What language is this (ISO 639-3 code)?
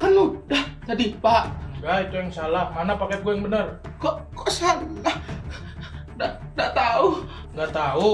ind